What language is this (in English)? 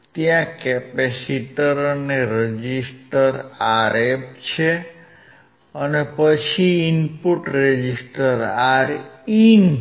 Gujarati